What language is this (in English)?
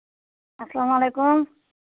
Kashmiri